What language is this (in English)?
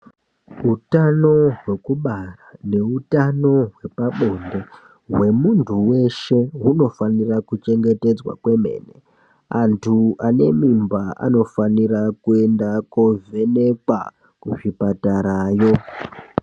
Ndau